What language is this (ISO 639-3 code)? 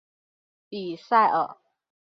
zho